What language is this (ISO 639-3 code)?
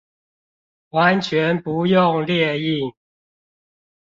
zho